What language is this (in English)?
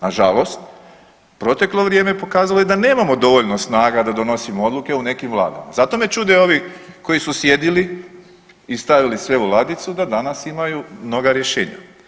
Croatian